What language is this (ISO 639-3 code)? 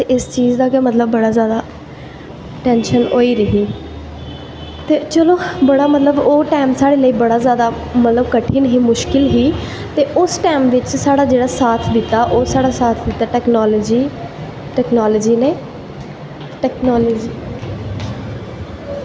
doi